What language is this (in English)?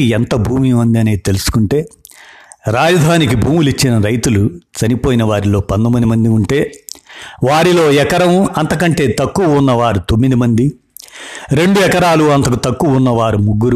Telugu